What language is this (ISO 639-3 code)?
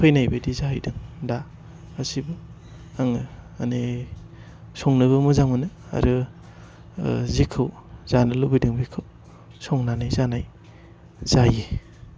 brx